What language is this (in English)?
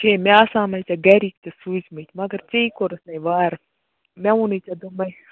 Kashmiri